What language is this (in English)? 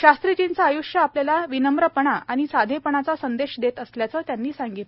Marathi